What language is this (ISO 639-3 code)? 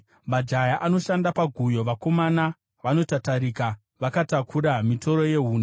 sna